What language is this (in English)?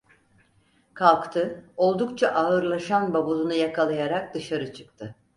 Turkish